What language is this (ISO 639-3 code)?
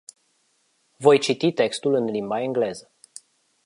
ron